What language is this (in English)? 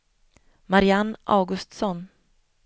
Swedish